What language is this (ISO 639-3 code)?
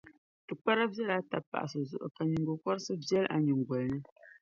dag